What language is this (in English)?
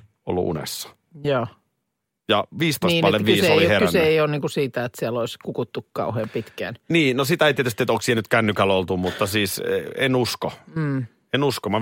Finnish